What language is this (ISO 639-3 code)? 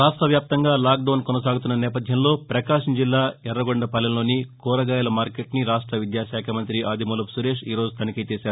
tel